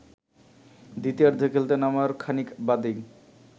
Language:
Bangla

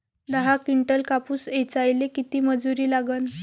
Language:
Marathi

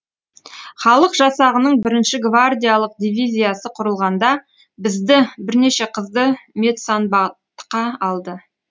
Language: Kazakh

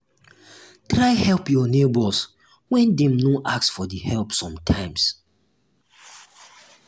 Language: Nigerian Pidgin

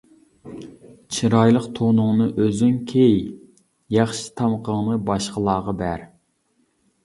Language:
Uyghur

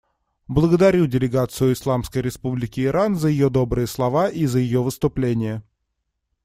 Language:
Russian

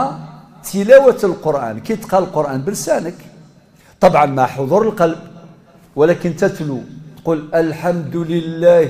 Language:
Arabic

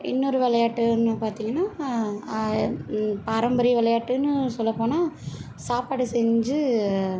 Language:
Tamil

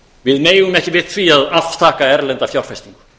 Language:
Icelandic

